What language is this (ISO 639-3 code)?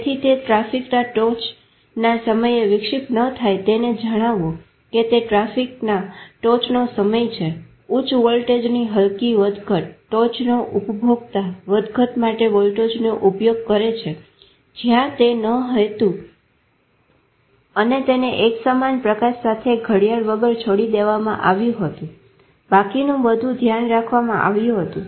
guj